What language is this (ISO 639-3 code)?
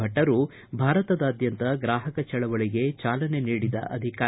kan